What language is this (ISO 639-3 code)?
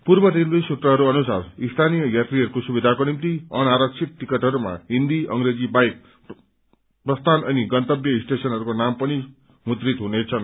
nep